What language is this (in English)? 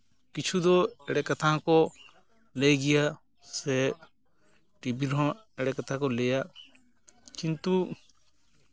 Santali